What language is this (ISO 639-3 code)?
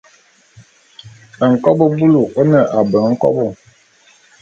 bum